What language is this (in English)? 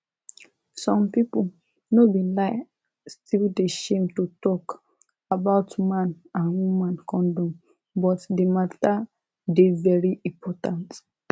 Nigerian Pidgin